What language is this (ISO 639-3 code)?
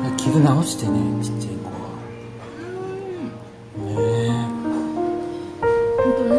jpn